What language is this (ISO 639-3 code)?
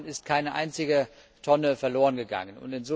deu